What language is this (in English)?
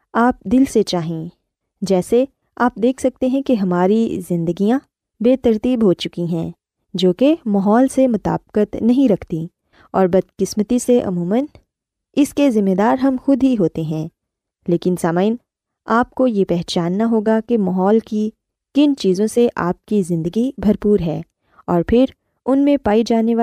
Urdu